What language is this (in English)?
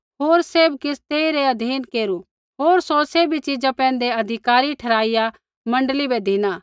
Kullu Pahari